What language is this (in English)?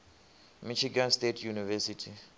Venda